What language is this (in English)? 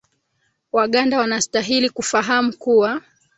Swahili